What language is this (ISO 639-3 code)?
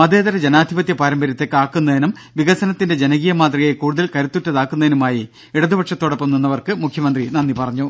mal